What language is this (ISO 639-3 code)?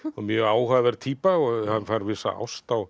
isl